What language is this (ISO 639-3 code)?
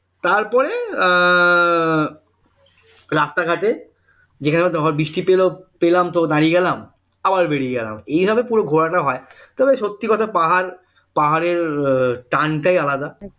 ben